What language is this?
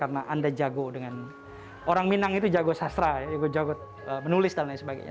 Indonesian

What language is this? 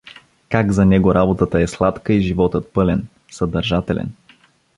Bulgarian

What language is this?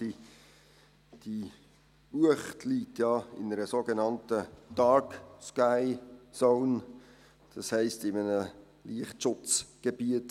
Swiss German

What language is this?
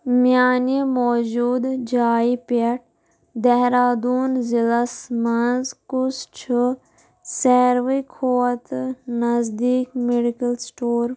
Kashmiri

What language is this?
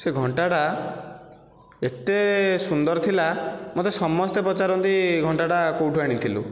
Odia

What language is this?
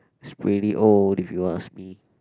English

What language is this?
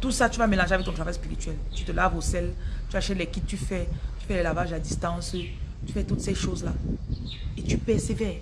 French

